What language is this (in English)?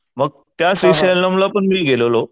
Marathi